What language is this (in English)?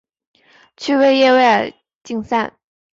Chinese